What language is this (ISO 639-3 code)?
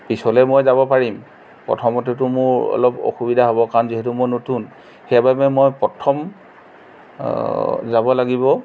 asm